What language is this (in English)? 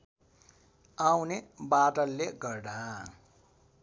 Nepali